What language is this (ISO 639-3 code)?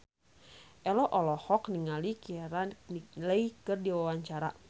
sun